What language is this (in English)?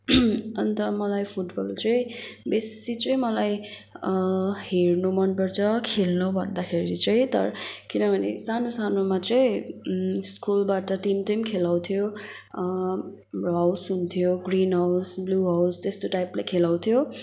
Nepali